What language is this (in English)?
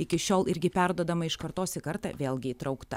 Lithuanian